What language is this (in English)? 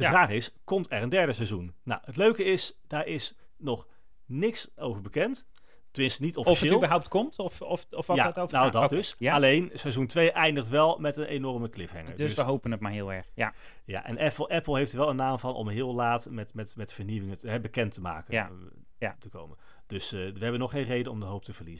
Dutch